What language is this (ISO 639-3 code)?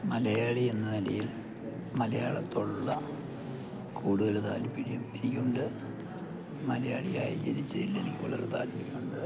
mal